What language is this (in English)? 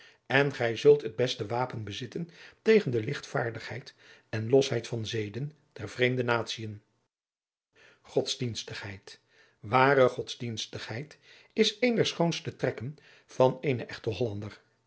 Dutch